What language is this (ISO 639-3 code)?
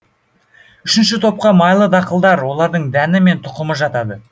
kaz